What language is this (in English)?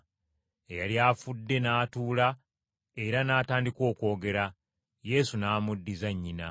Ganda